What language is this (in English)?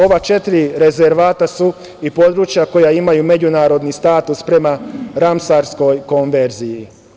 Serbian